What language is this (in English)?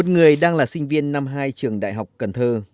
Vietnamese